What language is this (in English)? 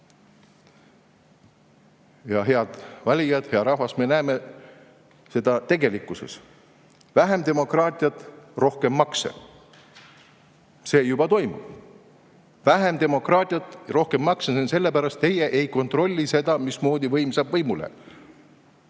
Estonian